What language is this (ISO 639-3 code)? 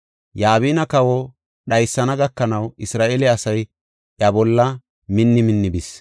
gof